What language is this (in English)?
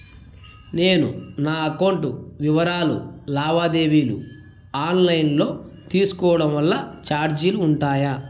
Telugu